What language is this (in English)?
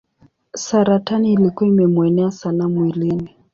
Swahili